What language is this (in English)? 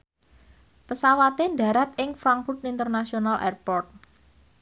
Javanese